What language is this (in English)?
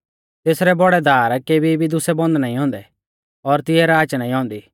Mahasu Pahari